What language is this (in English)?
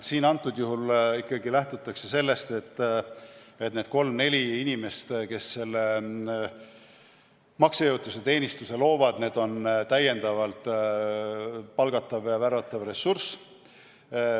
Estonian